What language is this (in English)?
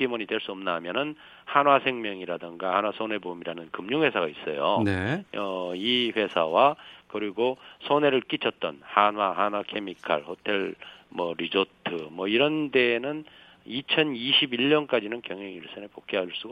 Korean